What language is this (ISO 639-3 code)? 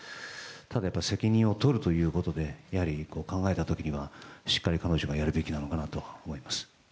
jpn